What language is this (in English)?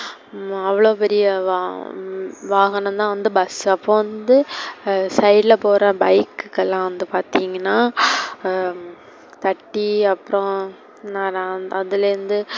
Tamil